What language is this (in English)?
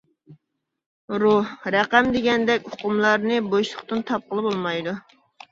Uyghur